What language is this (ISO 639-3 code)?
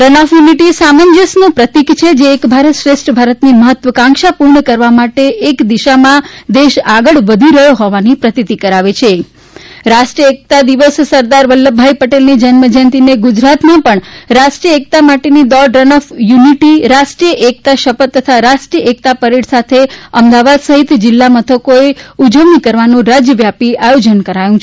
guj